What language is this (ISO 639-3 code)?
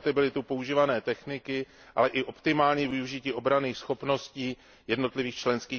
ces